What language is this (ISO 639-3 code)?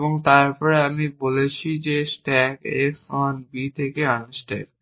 ben